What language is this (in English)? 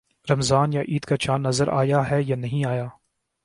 Urdu